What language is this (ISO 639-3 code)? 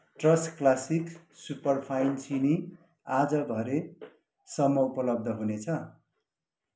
nep